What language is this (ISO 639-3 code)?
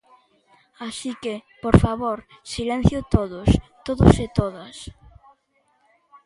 glg